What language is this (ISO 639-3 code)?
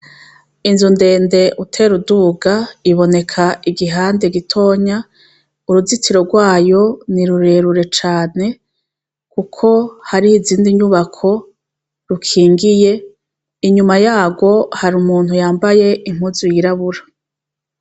run